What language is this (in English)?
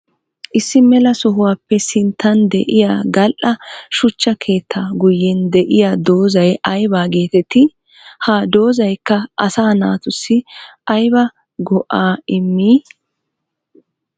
Wolaytta